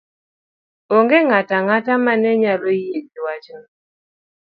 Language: Luo (Kenya and Tanzania)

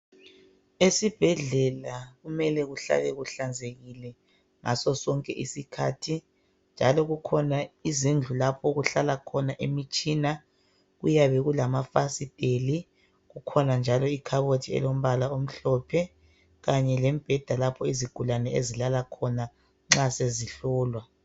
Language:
North Ndebele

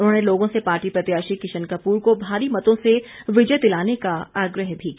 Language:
Hindi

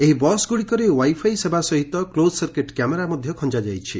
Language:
Odia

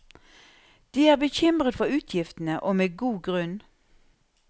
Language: Norwegian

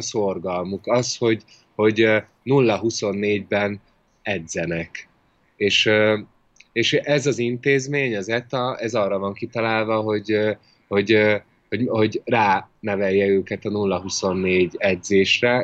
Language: Hungarian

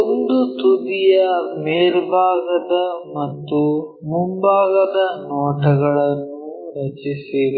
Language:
Kannada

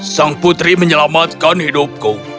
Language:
Indonesian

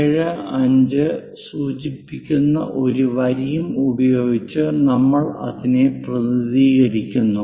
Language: Malayalam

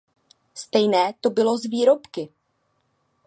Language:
Czech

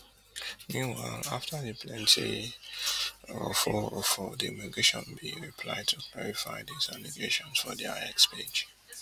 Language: Nigerian Pidgin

